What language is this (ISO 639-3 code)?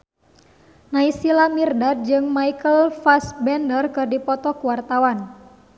sun